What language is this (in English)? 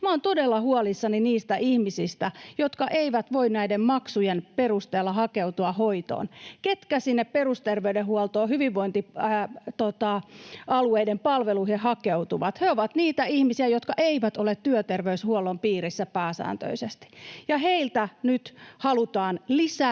Finnish